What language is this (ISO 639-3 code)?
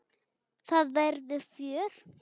isl